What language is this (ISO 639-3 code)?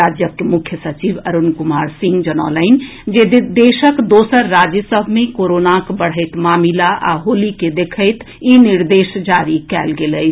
mai